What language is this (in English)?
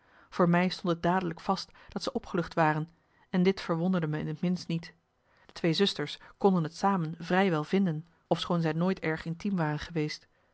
Dutch